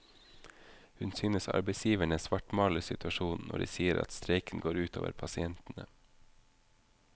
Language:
Norwegian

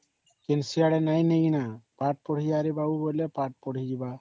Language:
Odia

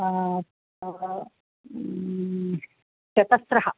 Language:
Sanskrit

